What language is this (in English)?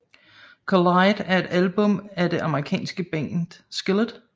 Danish